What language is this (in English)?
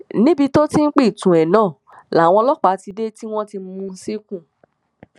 Yoruba